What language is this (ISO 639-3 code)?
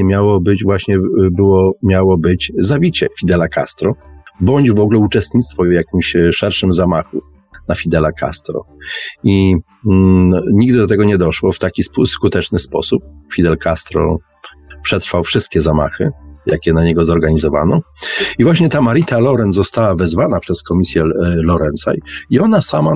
pol